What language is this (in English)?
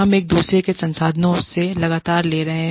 Hindi